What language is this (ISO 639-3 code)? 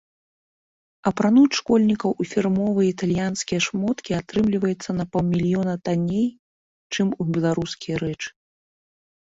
bel